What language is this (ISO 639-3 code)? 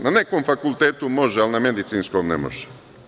srp